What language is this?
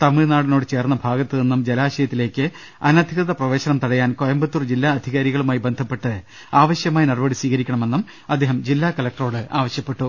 Malayalam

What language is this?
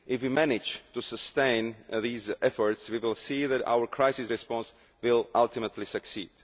English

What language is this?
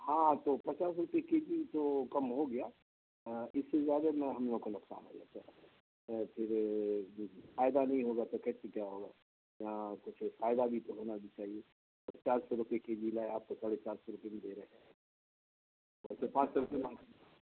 Urdu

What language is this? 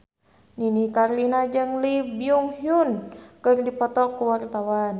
Sundanese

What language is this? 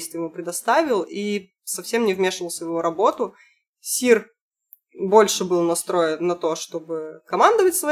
Russian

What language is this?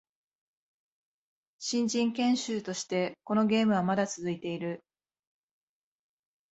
Japanese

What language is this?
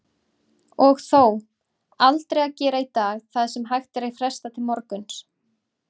Icelandic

